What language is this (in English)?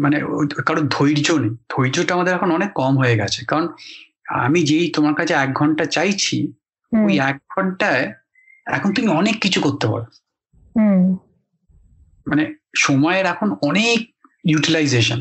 Bangla